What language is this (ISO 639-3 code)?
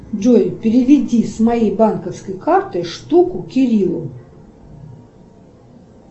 rus